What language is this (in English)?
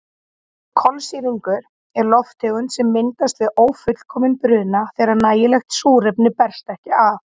Icelandic